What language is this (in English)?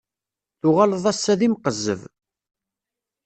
Kabyle